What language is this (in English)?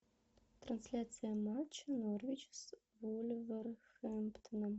Russian